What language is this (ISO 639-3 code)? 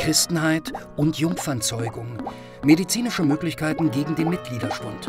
deu